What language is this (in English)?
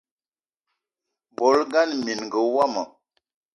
Eton (Cameroon)